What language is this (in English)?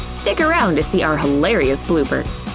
English